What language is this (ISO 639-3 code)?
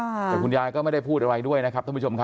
tha